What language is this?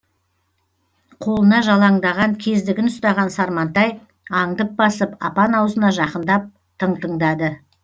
Kazakh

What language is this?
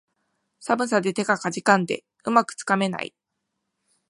Japanese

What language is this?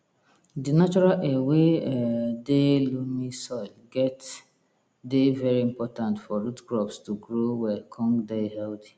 Nigerian Pidgin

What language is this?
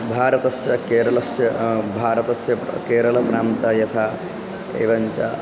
Sanskrit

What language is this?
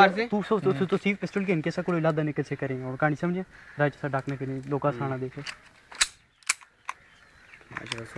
Romanian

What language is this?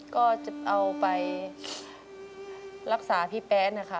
Thai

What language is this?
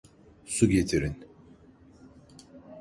Turkish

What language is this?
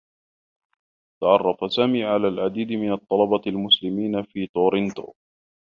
Arabic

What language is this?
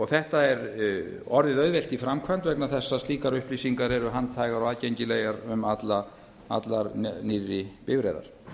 Icelandic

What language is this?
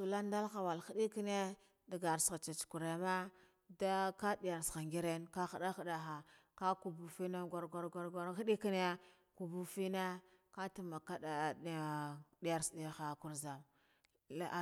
Guduf-Gava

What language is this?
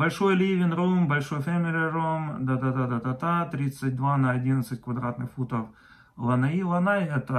Russian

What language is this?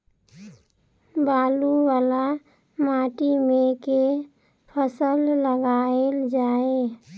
Maithili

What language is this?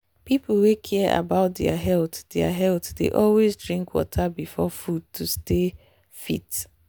Nigerian Pidgin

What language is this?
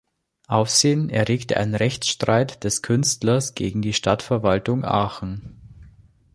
German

